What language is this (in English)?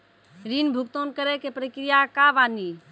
Maithili